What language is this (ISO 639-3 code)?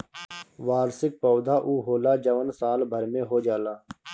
bho